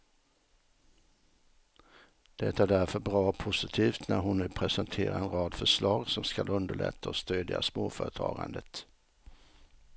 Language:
Swedish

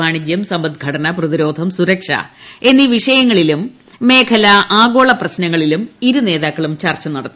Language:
Malayalam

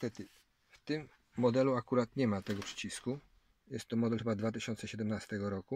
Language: Polish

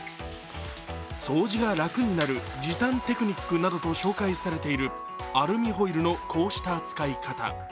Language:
Japanese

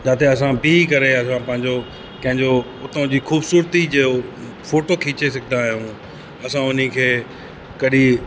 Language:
Sindhi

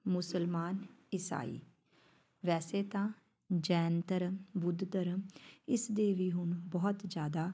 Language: Punjabi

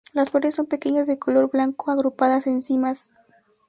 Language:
Spanish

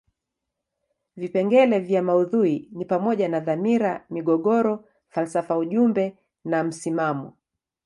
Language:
Swahili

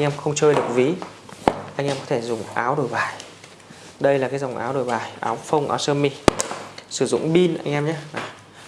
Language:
Vietnamese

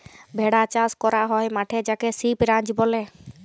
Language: Bangla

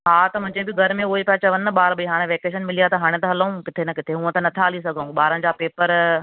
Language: Sindhi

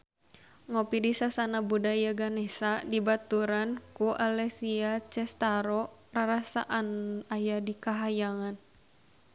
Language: Sundanese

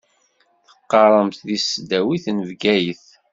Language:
Kabyle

